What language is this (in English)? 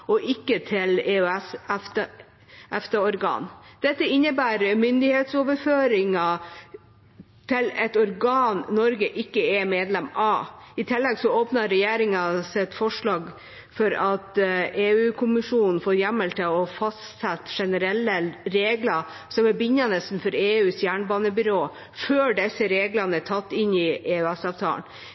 Norwegian Bokmål